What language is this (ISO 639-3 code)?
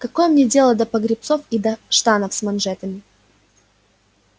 rus